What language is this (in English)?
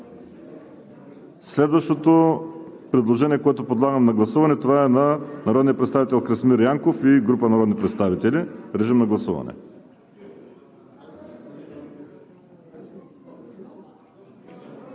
Bulgarian